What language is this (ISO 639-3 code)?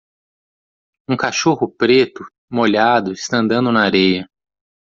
por